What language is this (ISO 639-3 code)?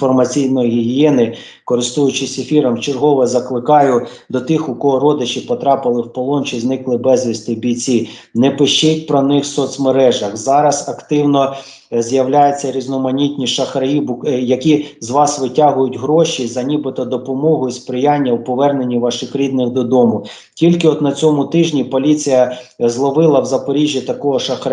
ukr